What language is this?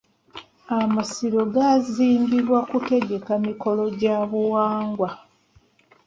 Ganda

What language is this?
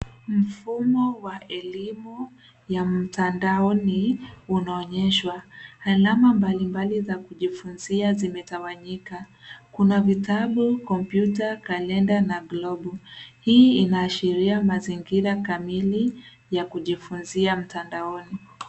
Swahili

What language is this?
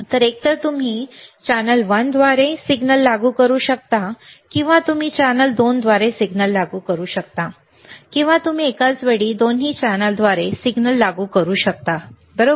Marathi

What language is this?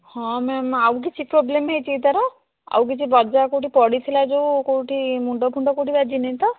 Odia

